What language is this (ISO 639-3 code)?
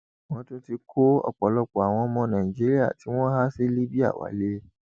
yor